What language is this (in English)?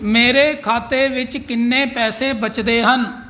Punjabi